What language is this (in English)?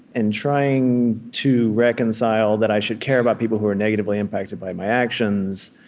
English